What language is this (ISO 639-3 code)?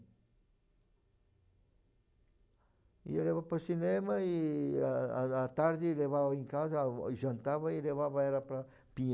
por